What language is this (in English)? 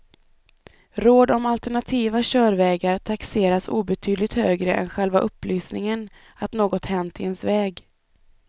Swedish